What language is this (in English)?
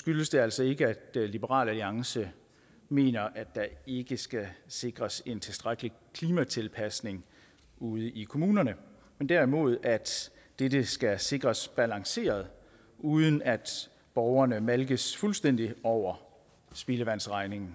Danish